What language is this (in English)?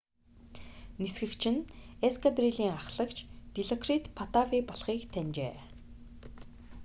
Mongolian